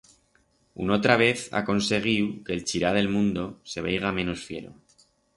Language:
Aragonese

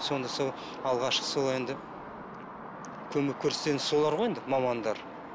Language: Kazakh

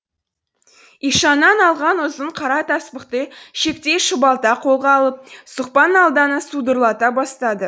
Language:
Kazakh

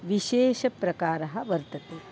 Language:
Sanskrit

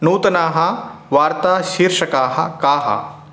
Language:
Sanskrit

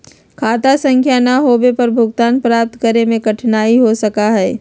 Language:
Magahi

